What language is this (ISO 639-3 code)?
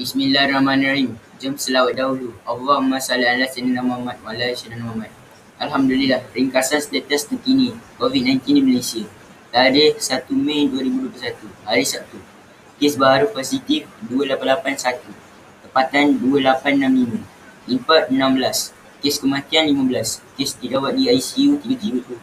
msa